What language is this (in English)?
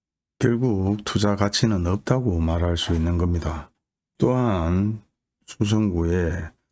Korean